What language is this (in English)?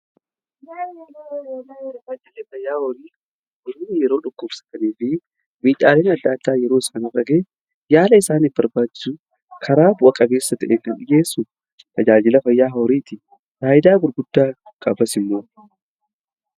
Oromo